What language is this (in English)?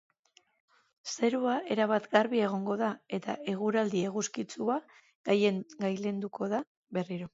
Basque